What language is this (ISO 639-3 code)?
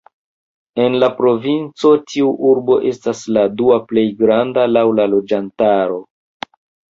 epo